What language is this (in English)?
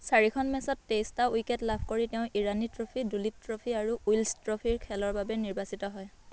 Assamese